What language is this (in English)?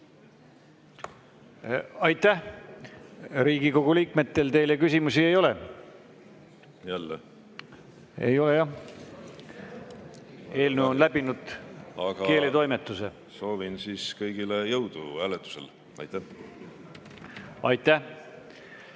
Estonian